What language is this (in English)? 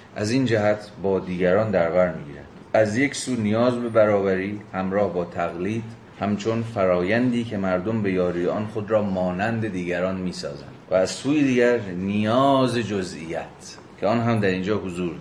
Persian